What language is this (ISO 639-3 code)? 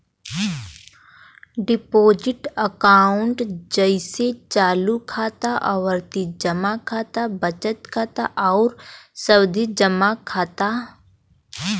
bho